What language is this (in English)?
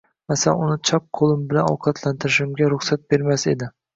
Uzbek